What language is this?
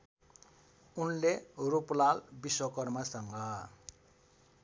Nepali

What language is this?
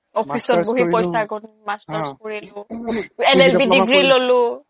Assamese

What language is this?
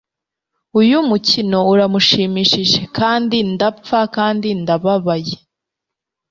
Kinyarwanda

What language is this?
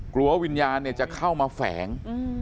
Thai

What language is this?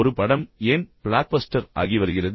Tamil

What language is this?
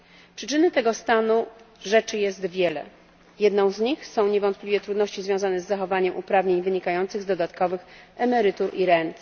Polish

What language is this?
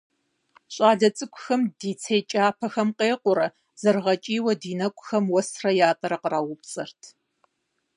Kabardian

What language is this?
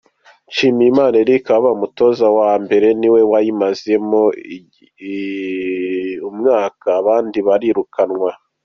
Kinyarwanda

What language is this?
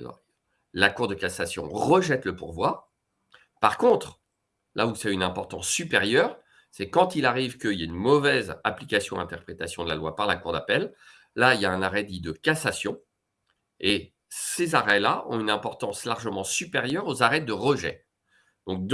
French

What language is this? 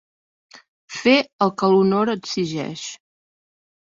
Catalan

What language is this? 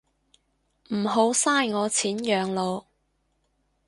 Cantonese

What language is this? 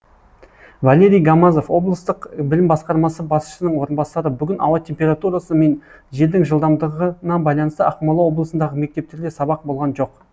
Kazakh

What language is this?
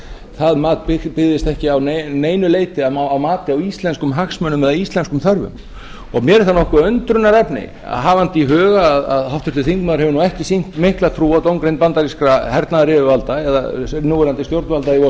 Icelandic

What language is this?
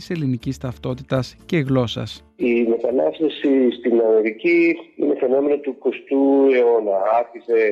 Greek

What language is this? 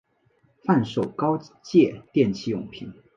Chinese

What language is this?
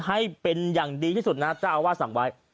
Thai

